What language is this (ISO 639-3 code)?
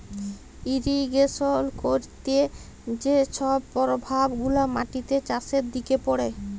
ben